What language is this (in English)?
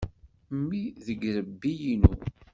Kabyle